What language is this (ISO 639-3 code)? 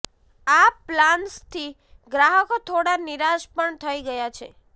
guj